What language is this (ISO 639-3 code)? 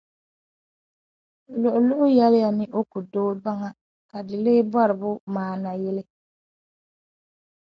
dag